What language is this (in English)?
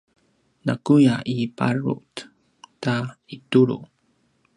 Paiwan